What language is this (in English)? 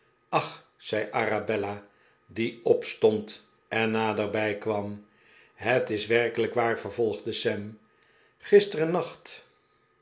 Dutch